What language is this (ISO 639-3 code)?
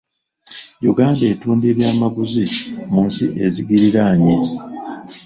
lug